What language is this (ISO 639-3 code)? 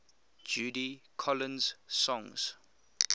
eng